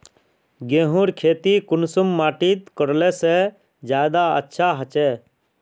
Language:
Magahi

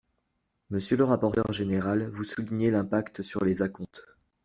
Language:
French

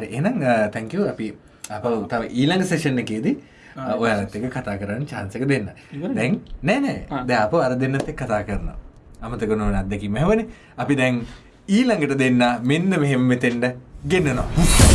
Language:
English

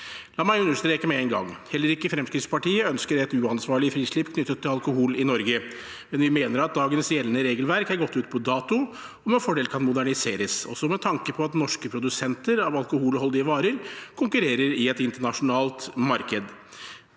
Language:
Norwegian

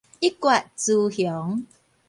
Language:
Min Nan Chinese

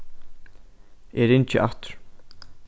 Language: Faroese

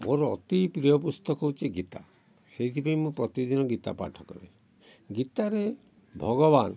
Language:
Odia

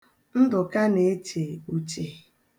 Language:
Igbo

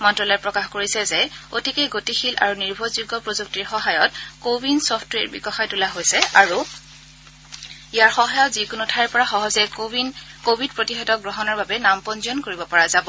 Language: Assamese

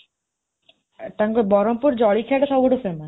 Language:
Odia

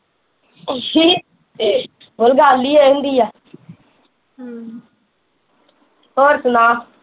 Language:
Punjabi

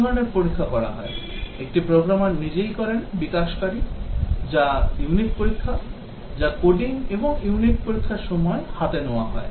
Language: Bangla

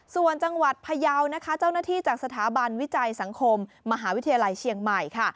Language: Thai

